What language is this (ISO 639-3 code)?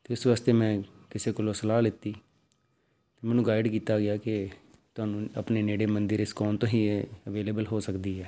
pan